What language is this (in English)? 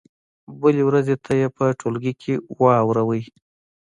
Pashto